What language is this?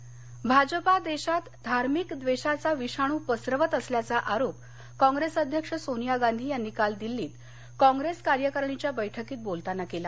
Marathi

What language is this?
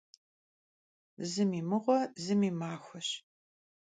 Kabardian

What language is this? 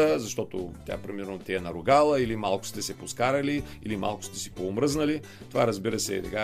Bulgarian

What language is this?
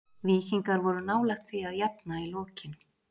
Icelandic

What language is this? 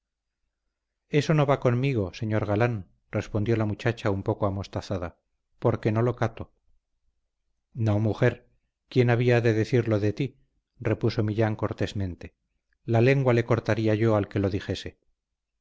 Spanish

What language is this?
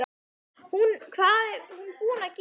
Icelandic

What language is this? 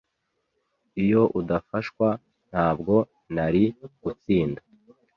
Kinyarwanda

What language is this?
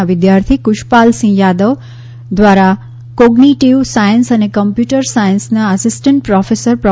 Gujarati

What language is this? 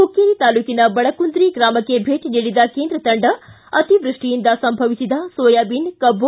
Kannada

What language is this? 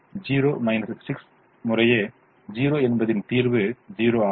Tamil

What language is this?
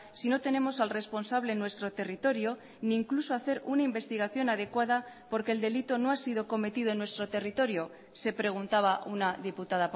Spanish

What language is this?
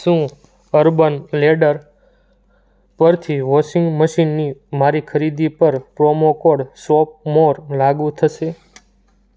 Gujarati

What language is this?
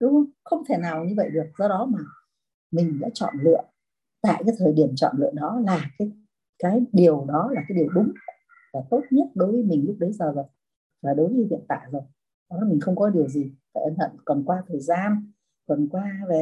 Vietnamese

